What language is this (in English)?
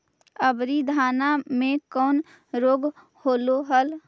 Magahi